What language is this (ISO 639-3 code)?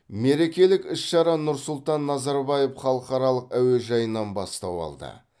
kaz